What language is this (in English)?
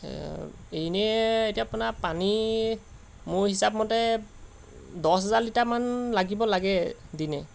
Assamese